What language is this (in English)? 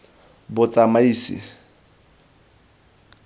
Tswana